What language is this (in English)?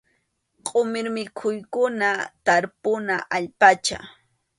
Arequipa-La Unión Quechua